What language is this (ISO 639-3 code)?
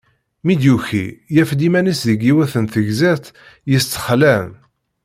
kab